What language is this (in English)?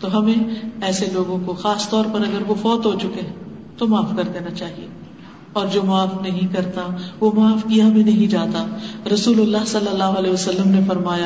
Urdu